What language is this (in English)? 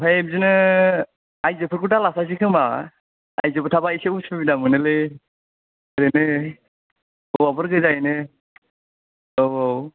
Bodo